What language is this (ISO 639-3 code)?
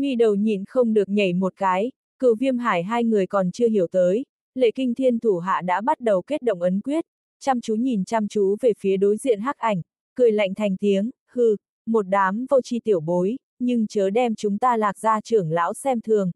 vie